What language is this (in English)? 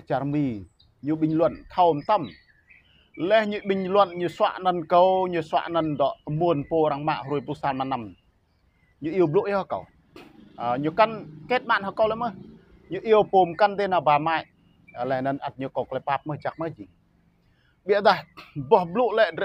Vietnamese